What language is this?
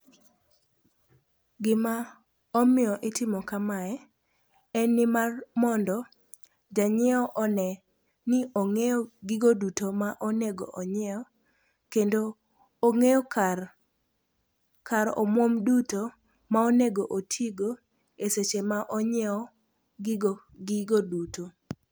Luo (Kenya and Tanzania)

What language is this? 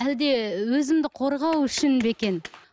Kazakh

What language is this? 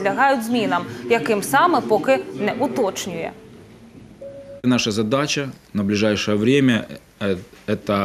Russian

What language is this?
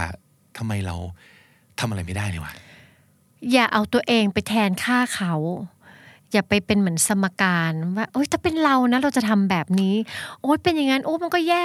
Thai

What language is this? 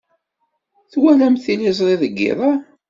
Kabyle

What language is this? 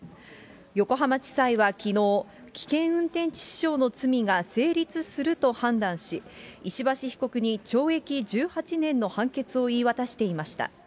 Japanese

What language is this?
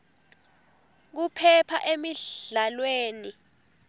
Swati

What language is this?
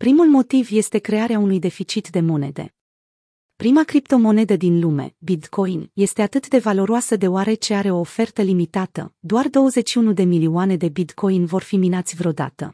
Romanian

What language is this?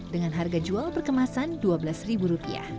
Indonesian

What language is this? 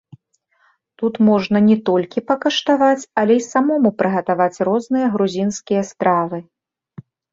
Belarusian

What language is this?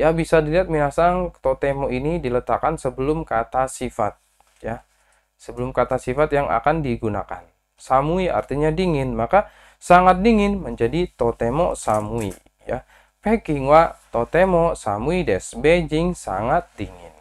Indonesian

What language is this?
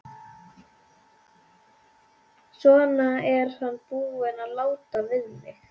Icelandic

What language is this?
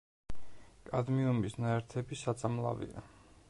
Georgian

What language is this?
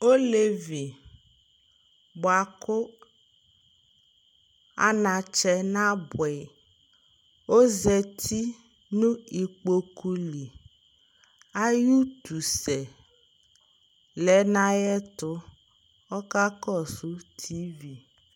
Ikposo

